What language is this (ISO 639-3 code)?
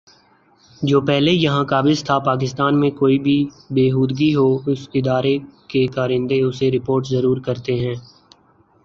urd